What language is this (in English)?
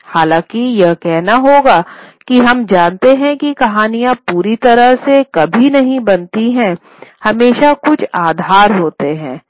Hindi